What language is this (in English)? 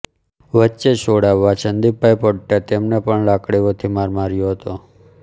Gujarati